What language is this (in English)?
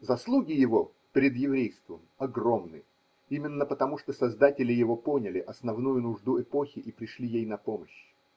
Russian